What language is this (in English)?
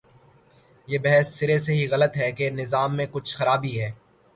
Urdu